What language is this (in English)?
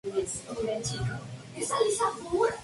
Spanish